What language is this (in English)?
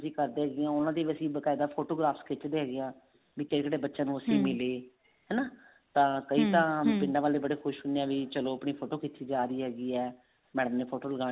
Punjabi